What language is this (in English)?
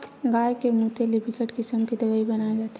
Chhattisgarhi